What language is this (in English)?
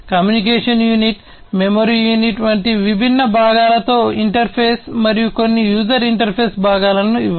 Telugu